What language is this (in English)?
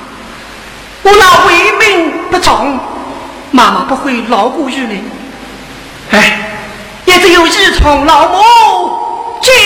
Chinese